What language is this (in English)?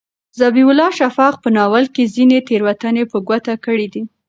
Pashto